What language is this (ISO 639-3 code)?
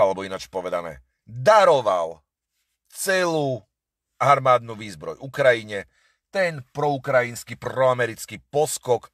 slk